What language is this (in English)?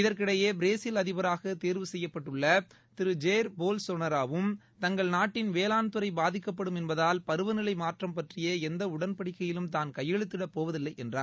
Tamil